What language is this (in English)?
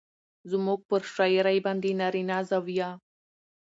Pashto